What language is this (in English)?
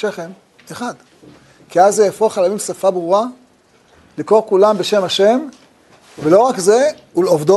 Hebrew